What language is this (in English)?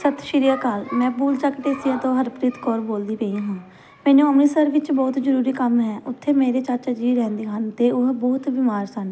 Punjabi